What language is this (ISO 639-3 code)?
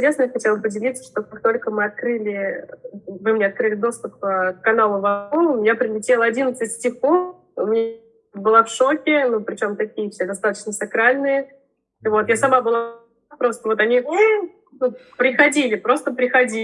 rus